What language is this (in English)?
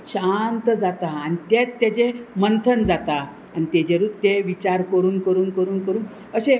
Konkani